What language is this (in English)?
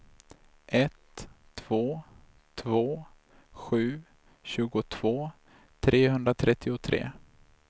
Swedish